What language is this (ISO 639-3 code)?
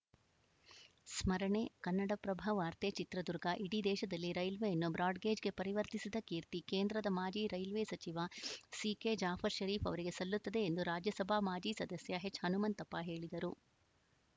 kan